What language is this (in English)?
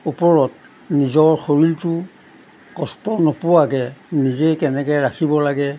Assamese